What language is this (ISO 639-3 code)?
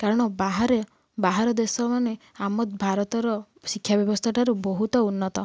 ori